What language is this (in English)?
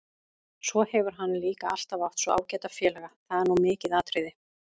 Icelandic